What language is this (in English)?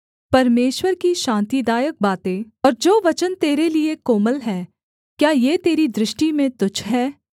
Hindi